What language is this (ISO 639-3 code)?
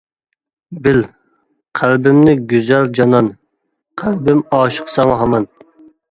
uig